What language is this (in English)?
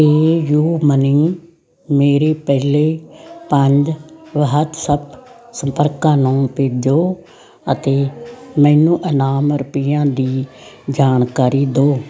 Punjabi